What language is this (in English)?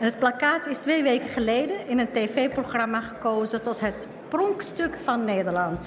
Dutch